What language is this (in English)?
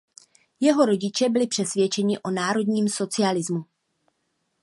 Czech